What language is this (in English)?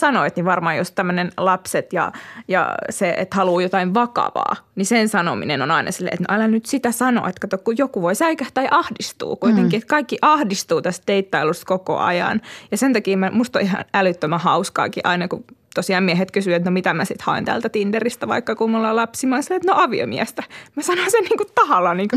Finnish